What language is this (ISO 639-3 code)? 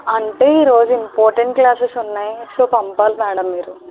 tel